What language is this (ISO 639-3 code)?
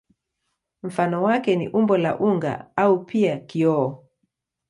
swa